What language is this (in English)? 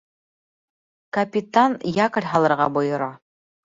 Bashkir